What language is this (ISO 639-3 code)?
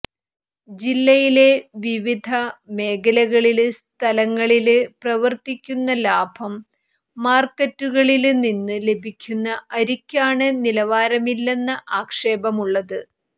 mal